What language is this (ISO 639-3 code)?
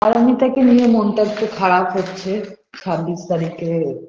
ben